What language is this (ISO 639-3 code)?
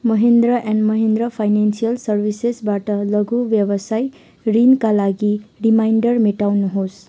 nep